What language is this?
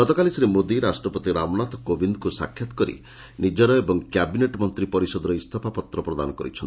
Odia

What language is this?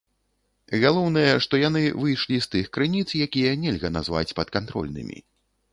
Belarusian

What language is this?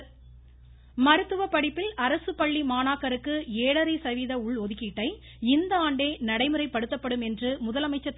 Tamil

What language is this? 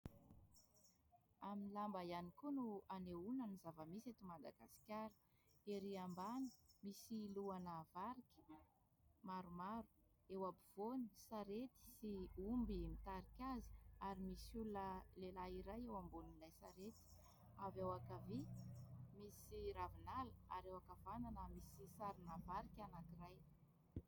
Malagasy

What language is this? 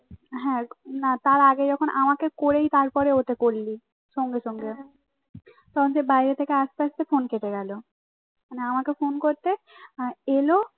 Bangla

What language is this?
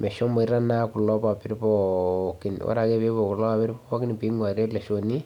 Masai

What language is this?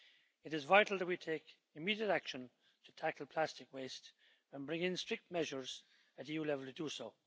English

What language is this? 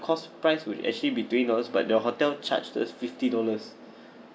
English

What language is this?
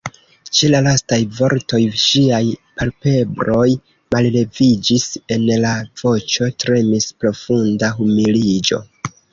Esperanto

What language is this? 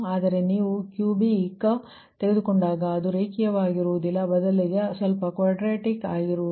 Kannada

